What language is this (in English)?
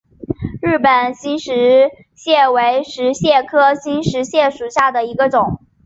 Chinese